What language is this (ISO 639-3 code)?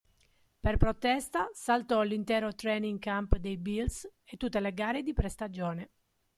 ita